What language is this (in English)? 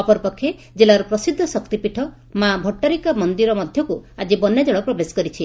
Odia